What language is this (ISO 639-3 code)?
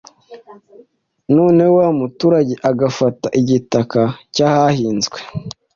kin